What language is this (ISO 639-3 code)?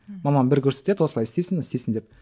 kaz